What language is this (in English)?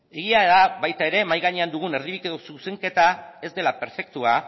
Basque